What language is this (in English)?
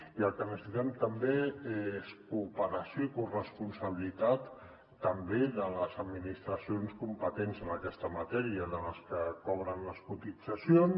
Catalan